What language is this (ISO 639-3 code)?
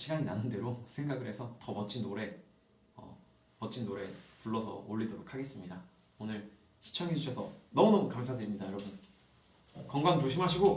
kor